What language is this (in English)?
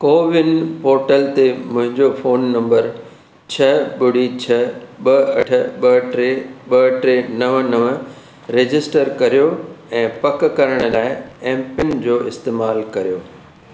Sindhi